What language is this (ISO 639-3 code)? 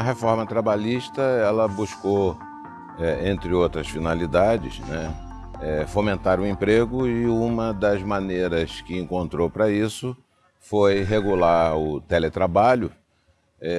por